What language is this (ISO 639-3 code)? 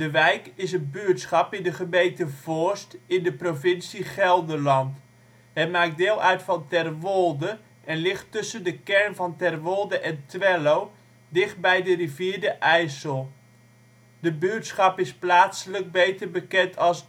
nld